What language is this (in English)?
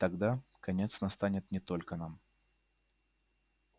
Russian